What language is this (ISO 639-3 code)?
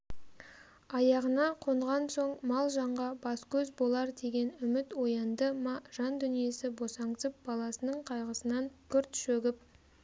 kaz